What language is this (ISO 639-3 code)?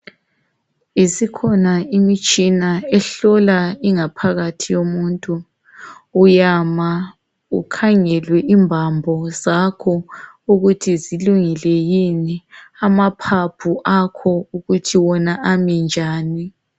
nde